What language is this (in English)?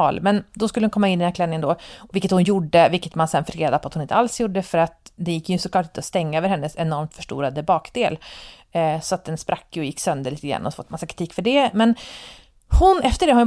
Swedish